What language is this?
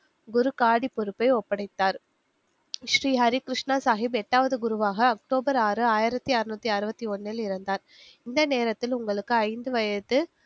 Tamil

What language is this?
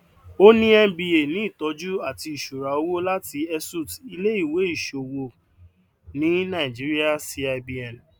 Yoruba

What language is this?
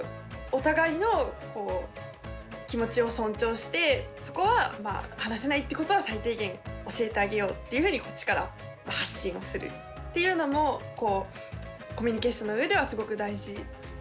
Japanese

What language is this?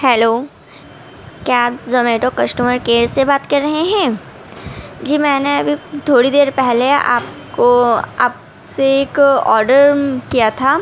Urdu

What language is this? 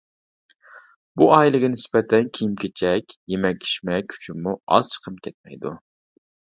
Uyghur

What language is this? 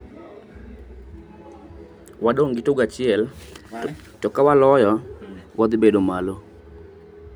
Luo (Kenya and Tanzania)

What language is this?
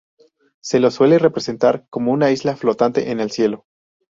Spanish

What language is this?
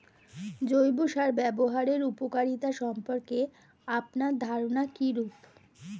Bangla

